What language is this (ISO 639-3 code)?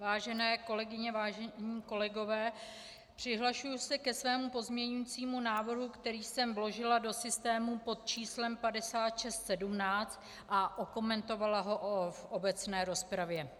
ces